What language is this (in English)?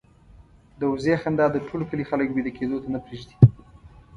Pashto